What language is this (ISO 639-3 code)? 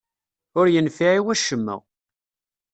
kab